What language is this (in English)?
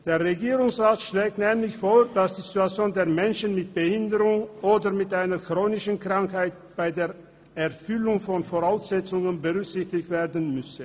Swiss German